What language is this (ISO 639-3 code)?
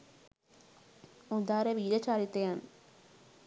sin